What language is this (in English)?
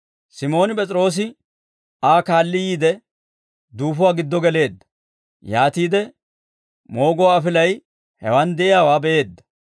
Dawro